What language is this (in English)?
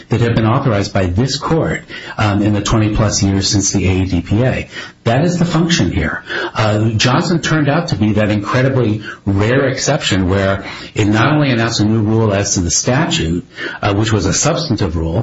English